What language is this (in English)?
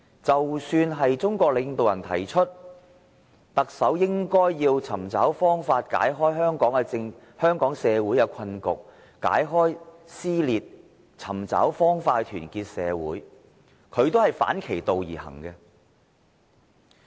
Cantonese